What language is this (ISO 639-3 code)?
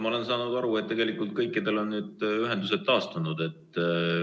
est